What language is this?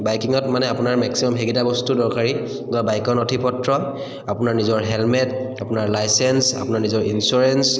Assamese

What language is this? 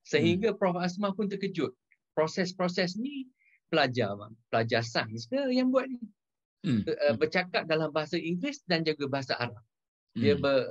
Malay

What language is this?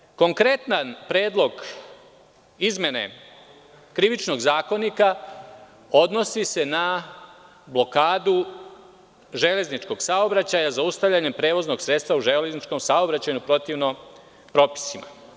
Serbian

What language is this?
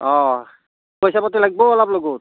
Assamese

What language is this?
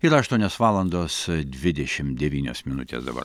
Lithuanian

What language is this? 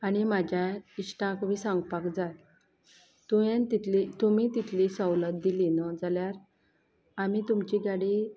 Konkani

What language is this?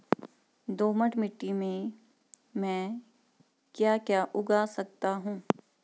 Hindi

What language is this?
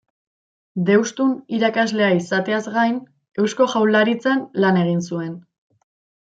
Basque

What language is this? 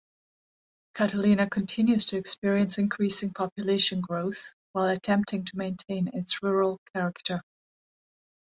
English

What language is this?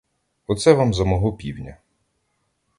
Ukrainian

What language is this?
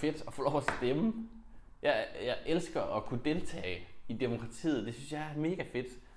Danish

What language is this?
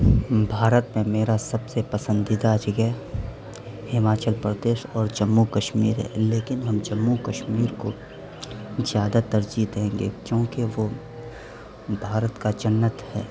Urdu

